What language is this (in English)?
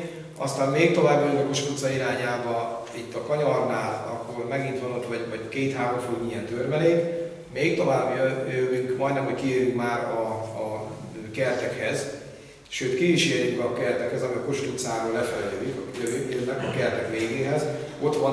Hungarian